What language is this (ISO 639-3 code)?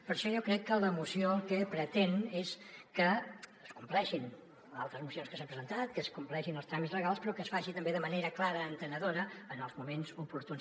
cat